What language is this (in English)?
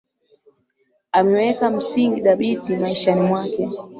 Swahili